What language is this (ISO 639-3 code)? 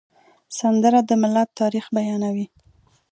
pus